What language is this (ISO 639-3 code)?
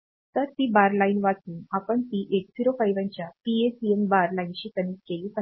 mar